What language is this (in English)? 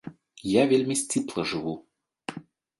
Belarusian